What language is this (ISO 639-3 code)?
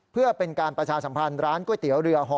tha